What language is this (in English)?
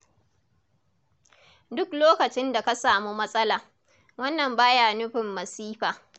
Hausa